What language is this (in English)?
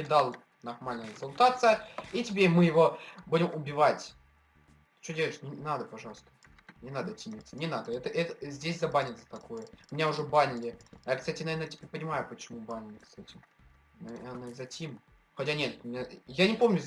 Russian